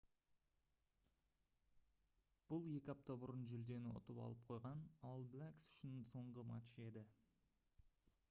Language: Kazakh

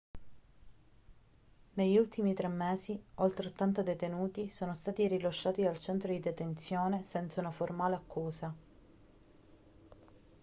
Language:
Italian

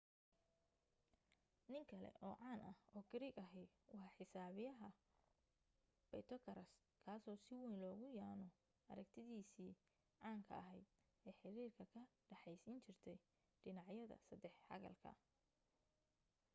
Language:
Somali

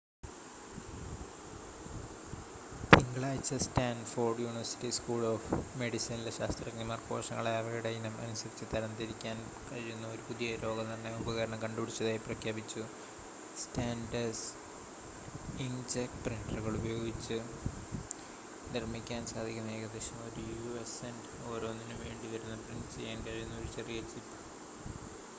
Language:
Malayalam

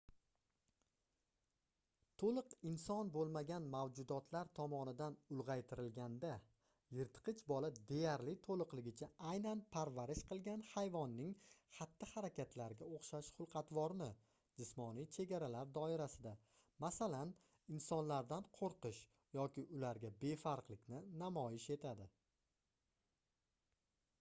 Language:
Uzbek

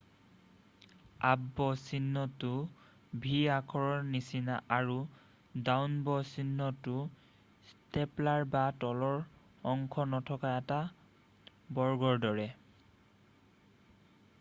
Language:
Assamese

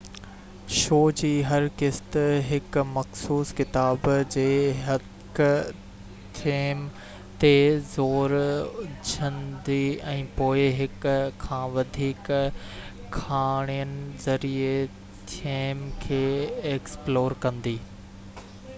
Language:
Sindhi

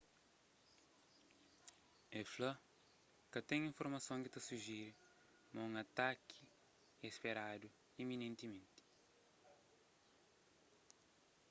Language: Kabuverdianu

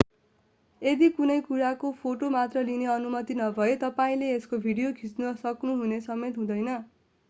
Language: Nepali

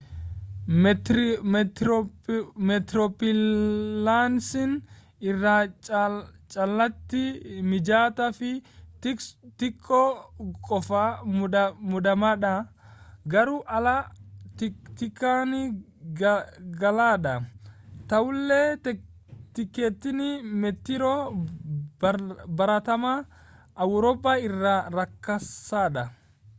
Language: Oromo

